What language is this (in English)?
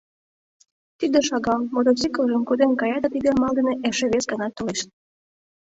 Mari